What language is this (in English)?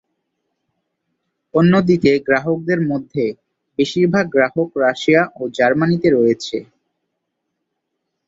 Bangla